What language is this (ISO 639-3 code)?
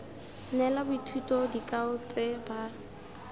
tsn